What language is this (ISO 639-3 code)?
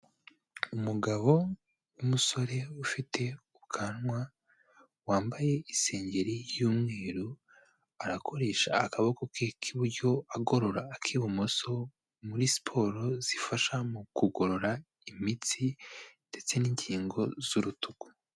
kin